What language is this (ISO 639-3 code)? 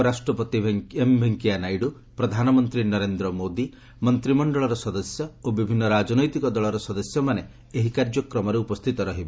ori